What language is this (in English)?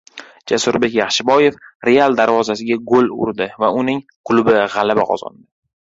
Uzbek